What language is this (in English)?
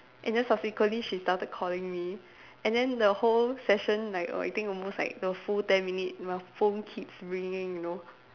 English